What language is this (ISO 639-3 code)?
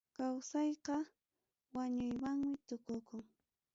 quy